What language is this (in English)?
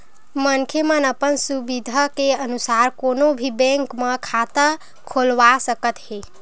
Chhattisgarhi